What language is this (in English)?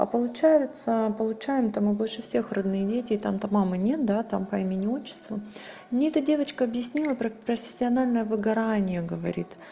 Russian